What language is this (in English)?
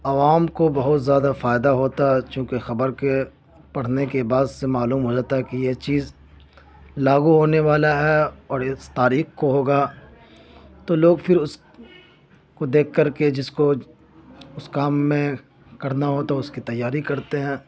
Urdu